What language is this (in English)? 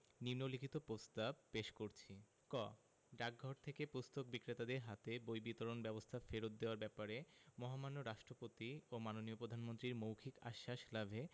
Bangla